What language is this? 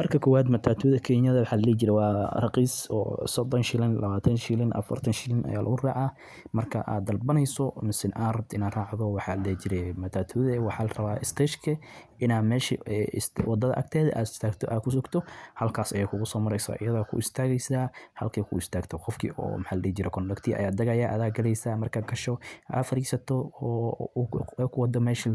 Somali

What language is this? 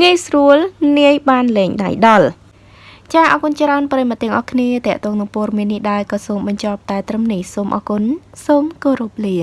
Vietnamese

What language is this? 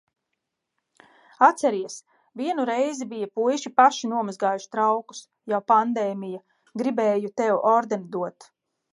Latvian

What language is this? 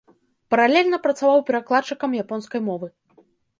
Belarusian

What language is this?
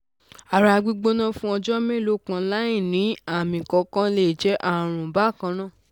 Yoruba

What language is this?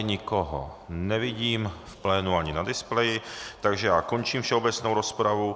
Czech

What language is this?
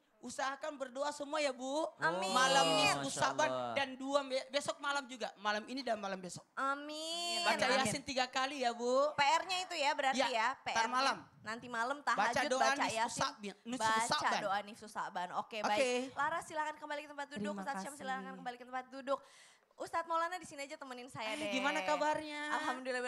Indonesian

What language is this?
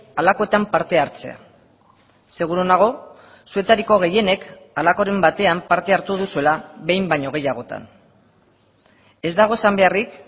Basque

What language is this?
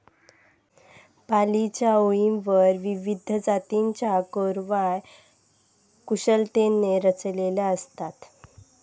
Marathi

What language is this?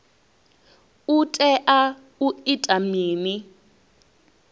Venda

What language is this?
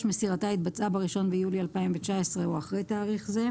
Hebrew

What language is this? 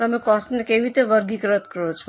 Gujarati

